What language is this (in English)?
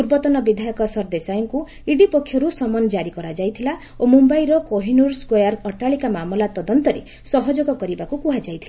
Odia